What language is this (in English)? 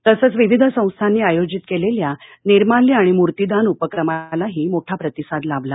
Marathi